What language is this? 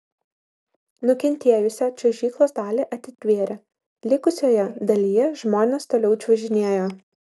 Lithuanian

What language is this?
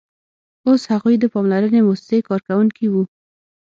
Pashto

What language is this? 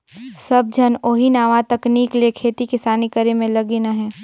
Chhattisgarhi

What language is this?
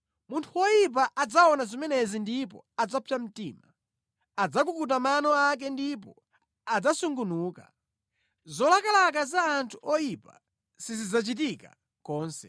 Nyanja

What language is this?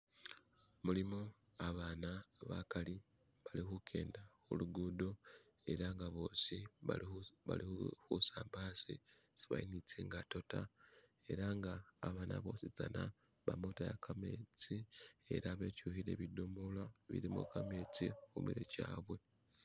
Masaaba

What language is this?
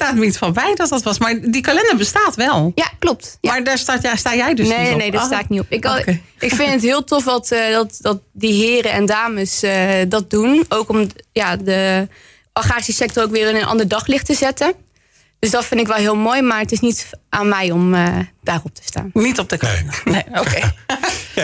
Dutch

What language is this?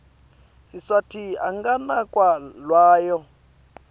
Swati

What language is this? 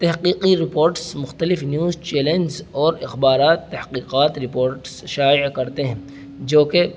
Urdu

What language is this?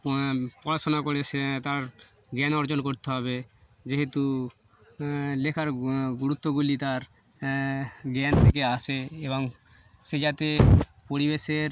Bangla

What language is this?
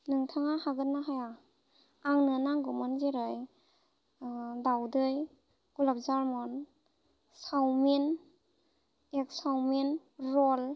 Bodo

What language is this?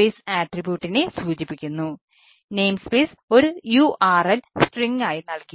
Malayalam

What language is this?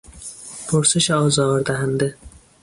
Persian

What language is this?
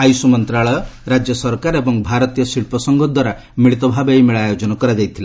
Odia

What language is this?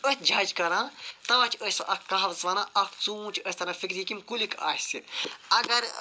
Kashmiri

